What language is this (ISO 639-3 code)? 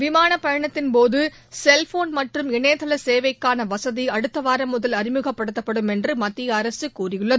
tam